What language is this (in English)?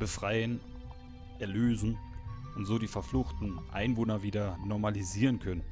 German